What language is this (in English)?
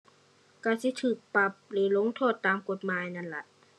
Thai